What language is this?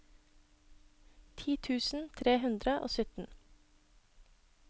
Norwegian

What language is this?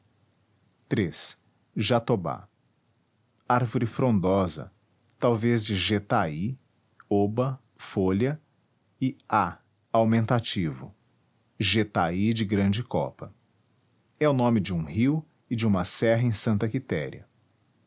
Portuguese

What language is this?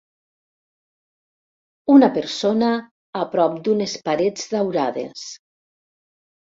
Catalan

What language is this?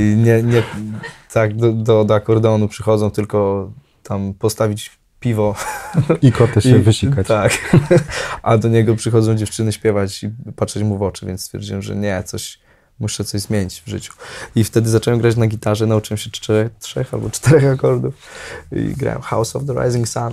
Polish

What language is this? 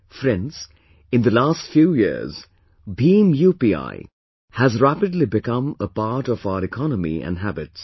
English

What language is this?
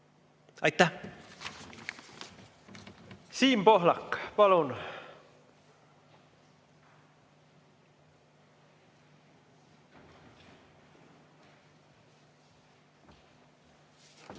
Estonian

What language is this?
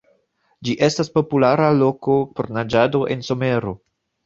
Esperanto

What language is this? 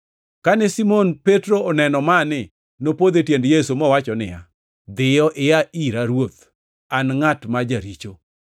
Luo (Kenya and Tanzania)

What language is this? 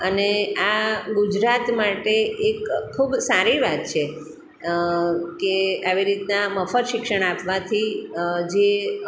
Gujarati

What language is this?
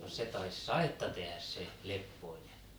Finnish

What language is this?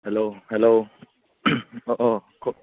Assamese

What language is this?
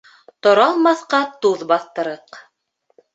Bashkir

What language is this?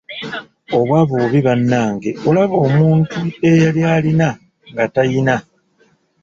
Ganda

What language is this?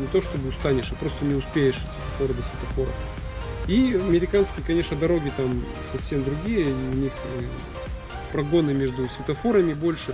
Russian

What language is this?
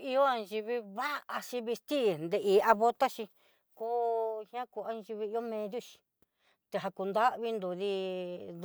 Southeastern Nochixtlán Mixtec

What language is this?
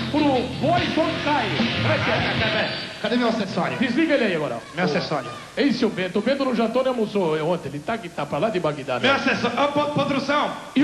Portuguese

